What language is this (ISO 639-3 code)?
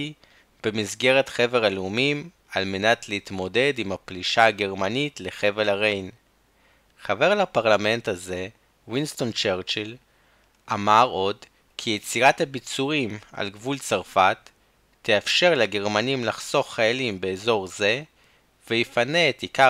heb